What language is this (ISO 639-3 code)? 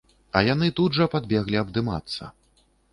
bel